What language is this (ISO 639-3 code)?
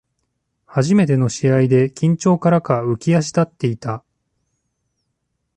jpn